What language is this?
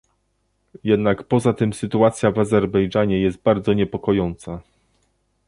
Polish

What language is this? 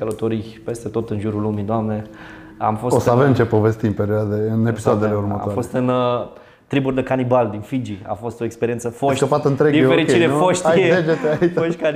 Romanian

